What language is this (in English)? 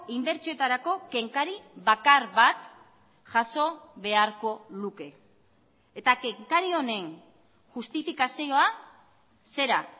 Basque